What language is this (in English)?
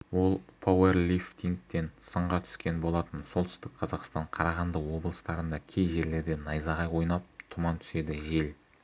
Kazakh